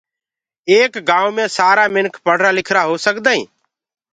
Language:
Gurgula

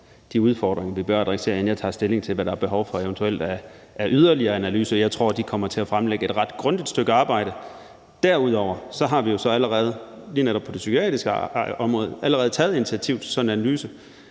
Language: Danish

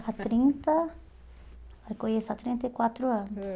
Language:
Portuguese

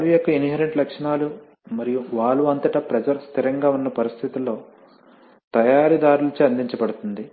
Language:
Telugu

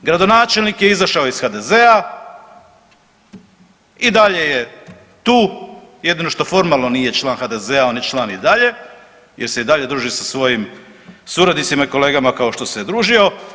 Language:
Croatian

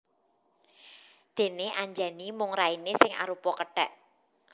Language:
Javanese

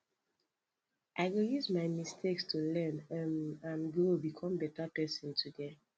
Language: Nigerian Pidgin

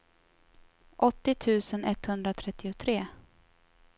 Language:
Swedish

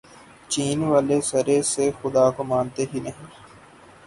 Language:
Urdu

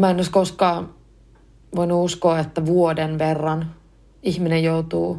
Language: Finnish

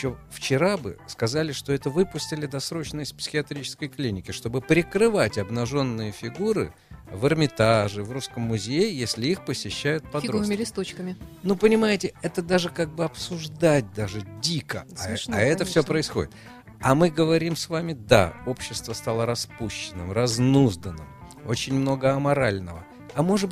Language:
Russian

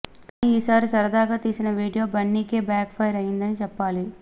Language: Telugu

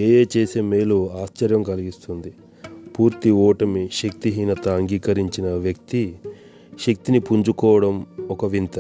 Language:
Telugu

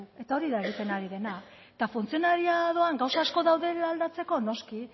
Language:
Basque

